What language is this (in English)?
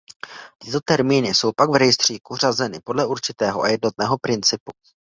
Czech